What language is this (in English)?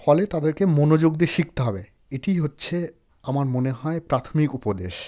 Bangla